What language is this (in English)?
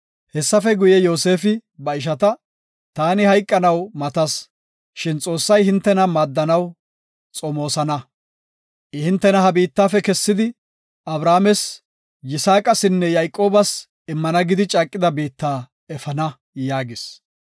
Gofa